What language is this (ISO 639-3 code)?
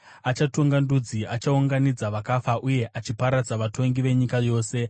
sna